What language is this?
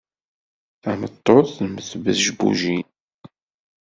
Kabyle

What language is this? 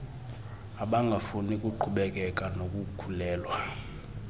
Xhosa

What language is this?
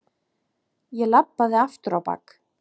Icelandic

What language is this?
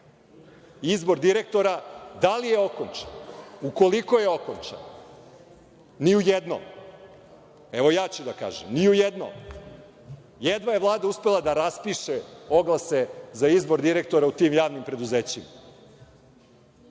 Serbian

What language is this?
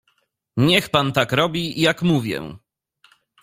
Polish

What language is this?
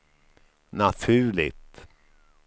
Swedish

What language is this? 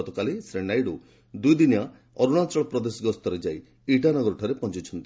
Odia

